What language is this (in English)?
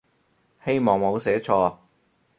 Cantonese